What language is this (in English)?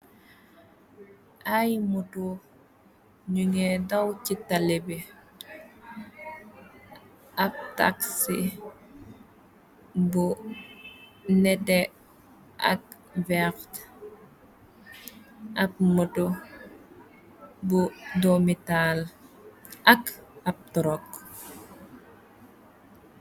Wolof